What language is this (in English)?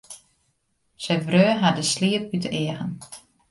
Western Frisian